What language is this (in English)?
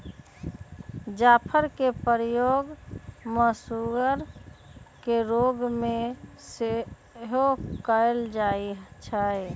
Magahi